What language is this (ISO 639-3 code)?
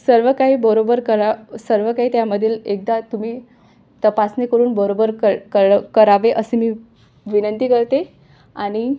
mar